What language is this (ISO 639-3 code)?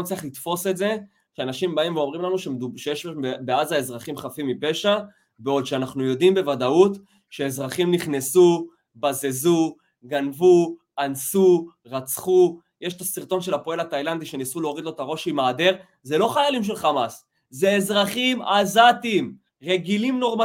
heb